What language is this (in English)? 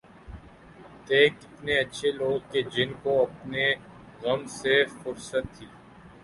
Urdu